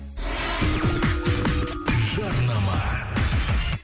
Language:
Kazakh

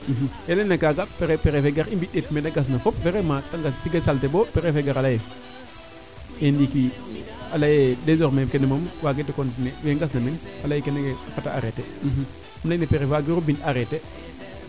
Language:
Serer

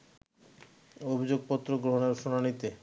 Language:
Bangla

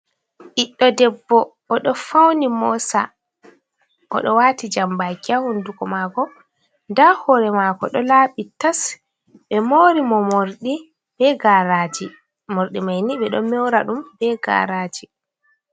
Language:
Fula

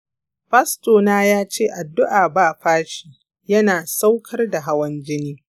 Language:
Hausa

